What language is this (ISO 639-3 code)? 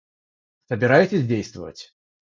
rus